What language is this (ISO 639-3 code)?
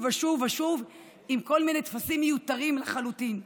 heb